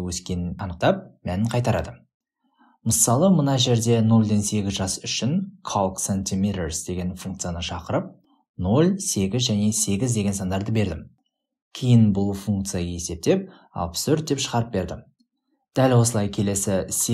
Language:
Turkish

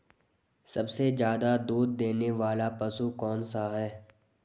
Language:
Hindi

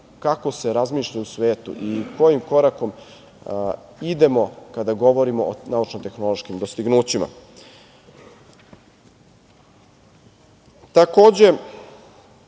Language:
Serbian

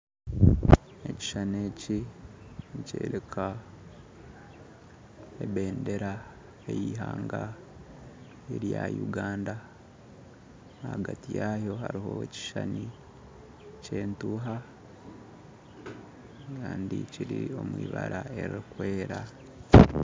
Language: Nyankole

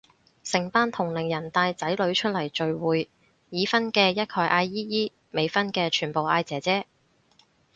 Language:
Cantonese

